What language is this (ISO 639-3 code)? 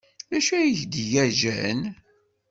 kab